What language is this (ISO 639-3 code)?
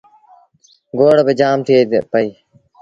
sbn